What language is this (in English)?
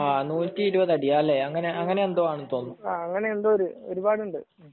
Malayalam